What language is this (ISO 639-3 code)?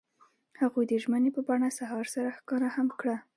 pus